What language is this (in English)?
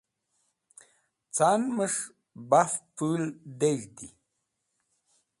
Wakhi